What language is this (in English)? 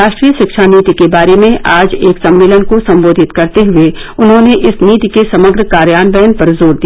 Hindi